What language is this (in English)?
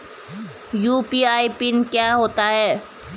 Hindi